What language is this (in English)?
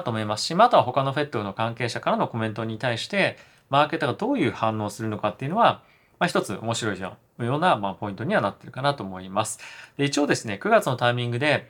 Japanese